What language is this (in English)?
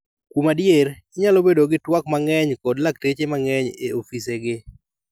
Luo (Kenya and Tanzania)